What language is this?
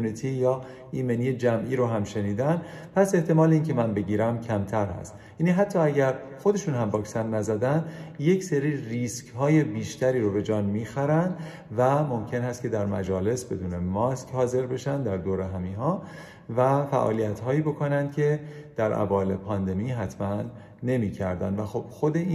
Persian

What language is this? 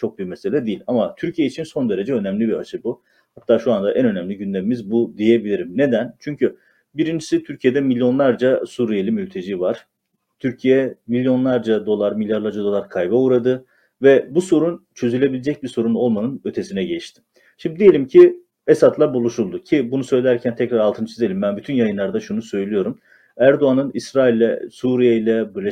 Turkish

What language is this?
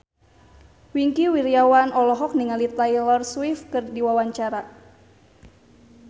Sundanese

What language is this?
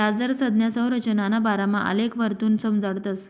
Marathi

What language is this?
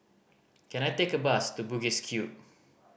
English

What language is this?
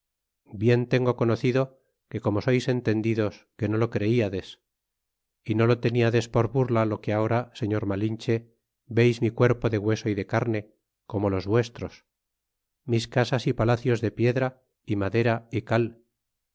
Spanish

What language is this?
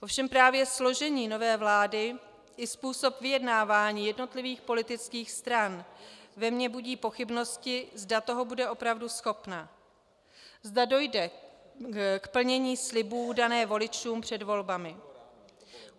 Czech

